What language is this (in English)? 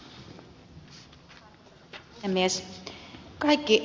Finnish